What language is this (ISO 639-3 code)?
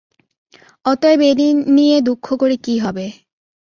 ben